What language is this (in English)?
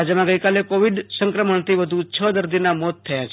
Gujarati